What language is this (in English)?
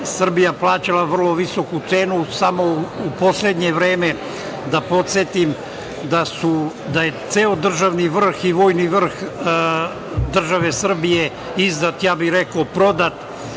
Serbian